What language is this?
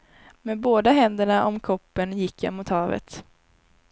Swedish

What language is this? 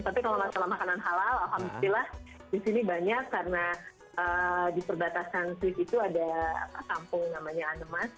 Indonesian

